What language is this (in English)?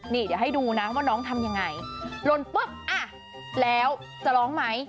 Thai